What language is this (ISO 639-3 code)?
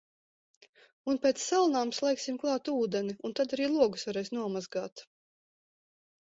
lav